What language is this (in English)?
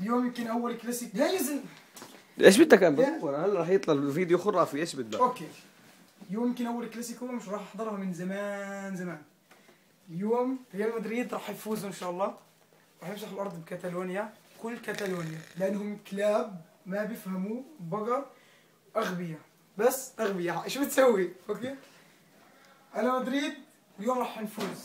Arabic